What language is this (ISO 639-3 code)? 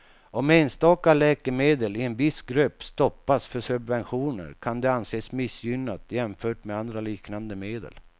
swe